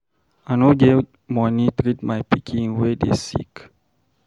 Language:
Nigerian Pidgin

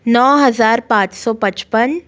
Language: Hindi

